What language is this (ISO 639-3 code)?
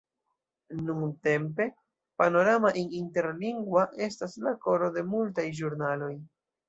epo